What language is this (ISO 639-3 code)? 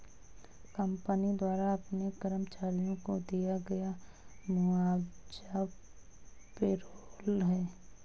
hin